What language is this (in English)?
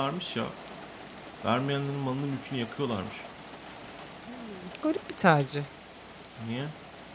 Turkish